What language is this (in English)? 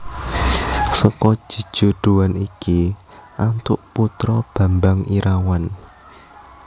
Javanese